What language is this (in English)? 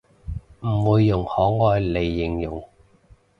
Cantonese